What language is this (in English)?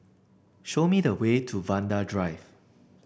English